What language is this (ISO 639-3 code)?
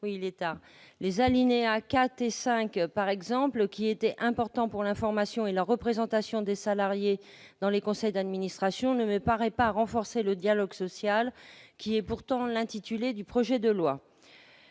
fra